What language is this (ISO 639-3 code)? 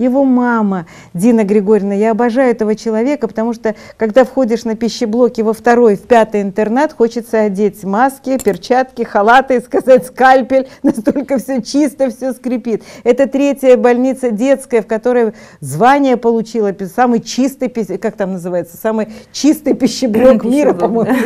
rus